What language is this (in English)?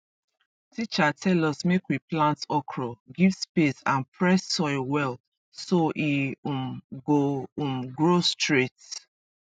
Nigerian Pidgin